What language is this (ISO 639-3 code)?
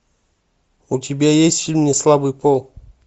rus